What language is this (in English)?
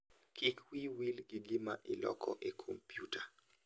Luo (Kenya and Tanzania)